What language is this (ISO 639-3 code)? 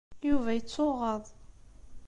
kab